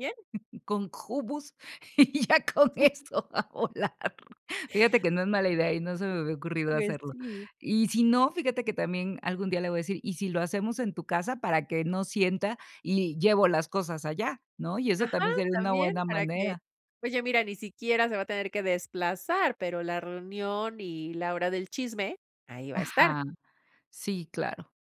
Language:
Spanish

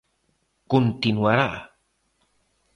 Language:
Galician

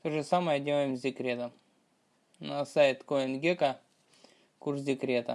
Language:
Russian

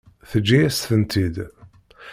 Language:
Kabyle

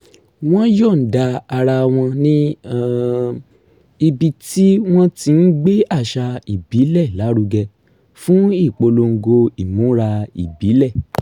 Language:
Yoruba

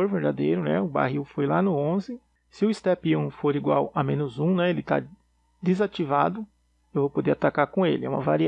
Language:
Portuguese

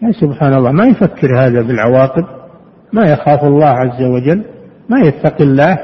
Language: Arabic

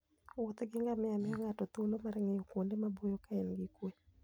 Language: Luo (Kenya and Tanzania)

